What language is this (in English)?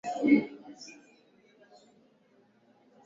Swahili